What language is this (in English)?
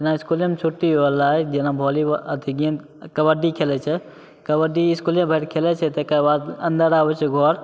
Maithili